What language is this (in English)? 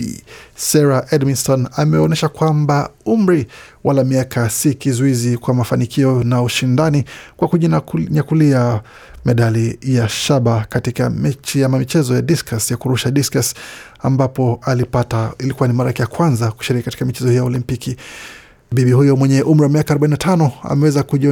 Swahili